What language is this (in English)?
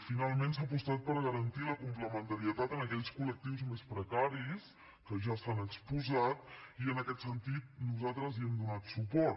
Catalan